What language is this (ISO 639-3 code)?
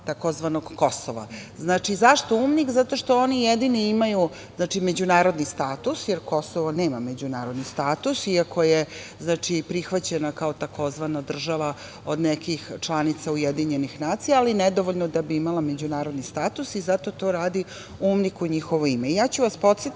srp